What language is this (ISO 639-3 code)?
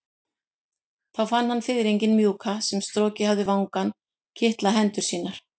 isl